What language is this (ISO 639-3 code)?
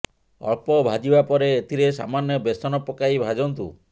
ori